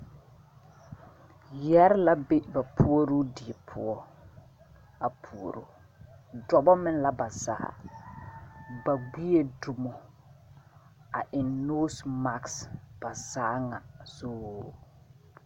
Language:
Southern Dagaare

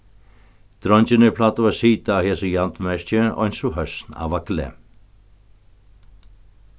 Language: Faroese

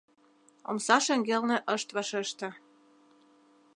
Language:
Mari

